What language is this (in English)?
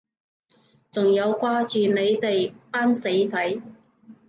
Cantonese